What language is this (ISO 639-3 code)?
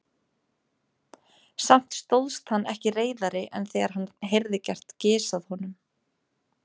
isl